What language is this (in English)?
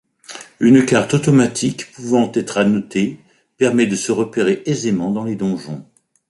French